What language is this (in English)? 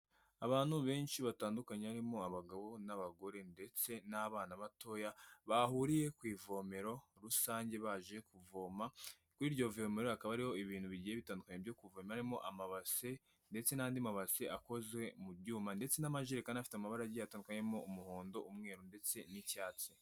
Kinyarwanda